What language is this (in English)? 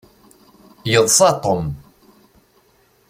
Kabyle